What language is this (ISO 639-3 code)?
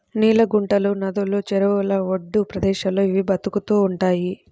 tel